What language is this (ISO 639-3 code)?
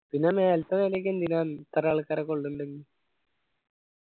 mal